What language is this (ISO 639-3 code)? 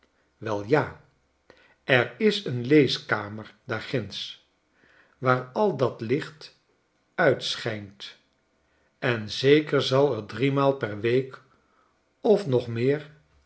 nld